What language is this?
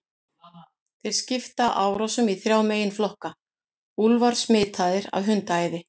Icelandic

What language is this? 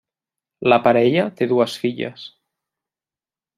Catalan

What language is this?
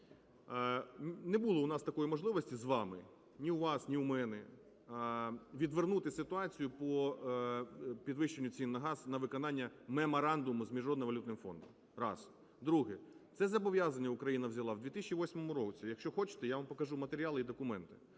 Ukrainian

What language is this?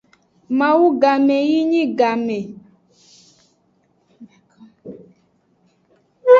Aja (Benin)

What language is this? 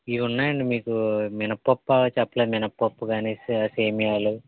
Telugu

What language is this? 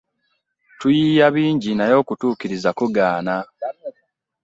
Ganda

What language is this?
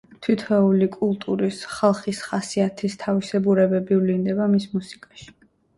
Georgian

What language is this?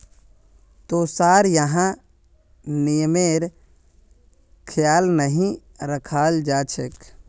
Magahi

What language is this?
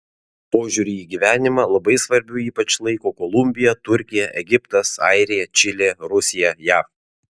Lithuanian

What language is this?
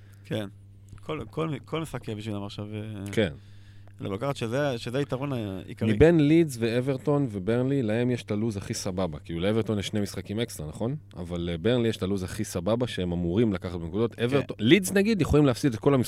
Hebrew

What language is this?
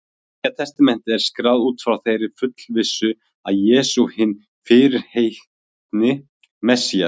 Icelandic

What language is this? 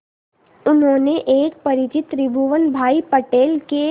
Hindi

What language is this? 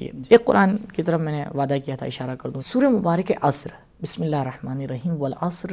Urdu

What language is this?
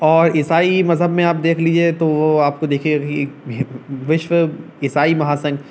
Urdu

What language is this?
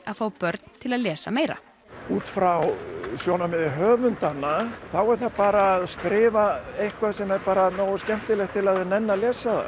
Icelandic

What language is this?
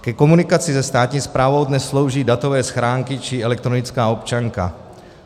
Czech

